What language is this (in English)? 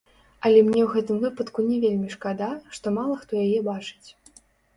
Belarusian